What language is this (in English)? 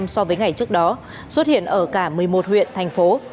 Vietnamese